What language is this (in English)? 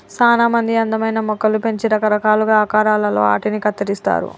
Telugu